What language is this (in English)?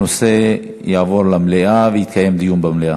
Hebrew